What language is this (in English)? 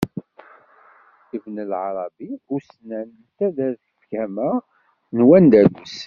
Kabyle